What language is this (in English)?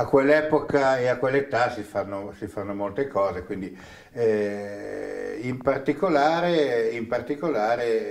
Italian